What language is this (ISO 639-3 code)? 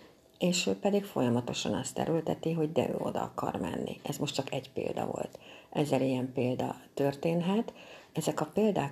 hun